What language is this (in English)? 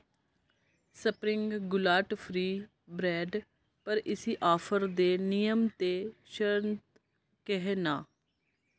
Dogri